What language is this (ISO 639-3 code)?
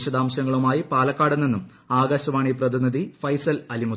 mal